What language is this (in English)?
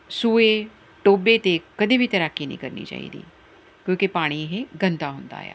Punjabi